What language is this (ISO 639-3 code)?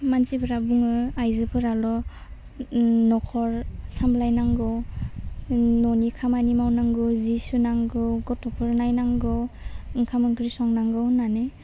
brx